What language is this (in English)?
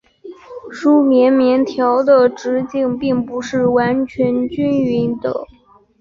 Chinese